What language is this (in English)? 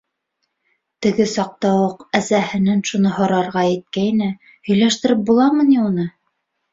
Bashkir